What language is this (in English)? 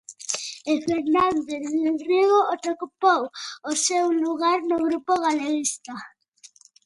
Galician